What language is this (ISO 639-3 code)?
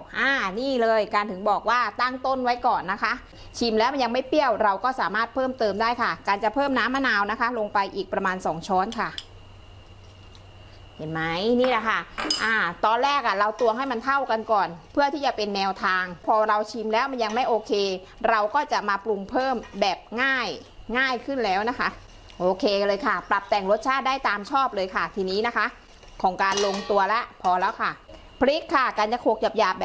tha